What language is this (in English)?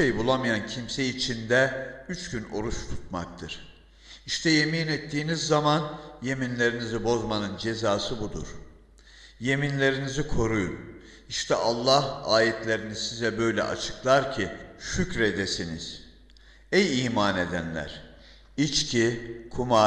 Turkish